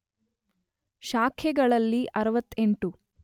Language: Kannada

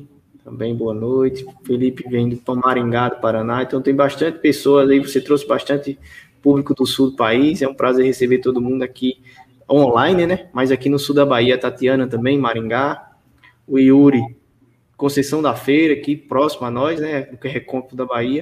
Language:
Portuguese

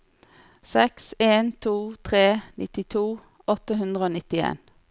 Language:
Norwegian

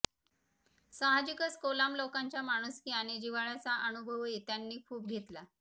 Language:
Marathi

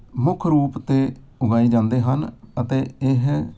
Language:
Punjabi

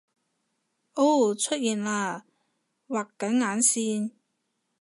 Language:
Cantonese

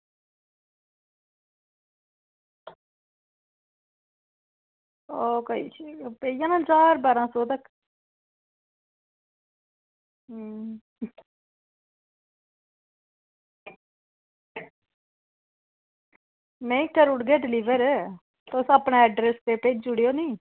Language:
Dogri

